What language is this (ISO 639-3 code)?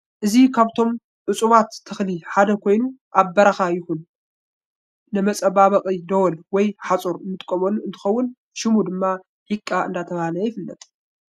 tir